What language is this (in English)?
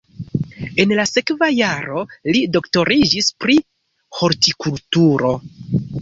Esperanto